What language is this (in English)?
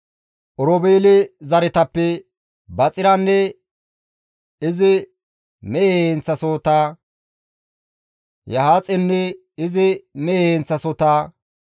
Gamo